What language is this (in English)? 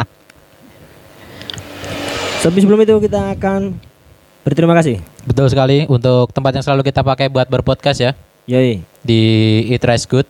Indonesian